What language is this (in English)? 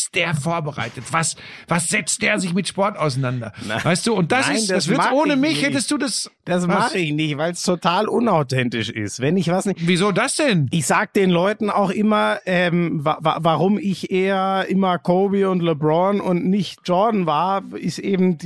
German